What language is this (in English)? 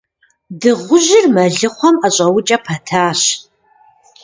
Kabardian